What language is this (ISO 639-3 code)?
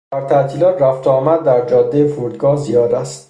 fas